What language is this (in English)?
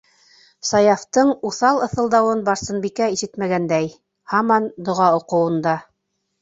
Bashkir